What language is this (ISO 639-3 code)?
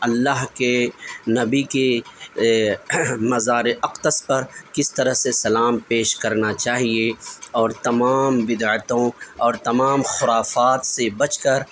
urd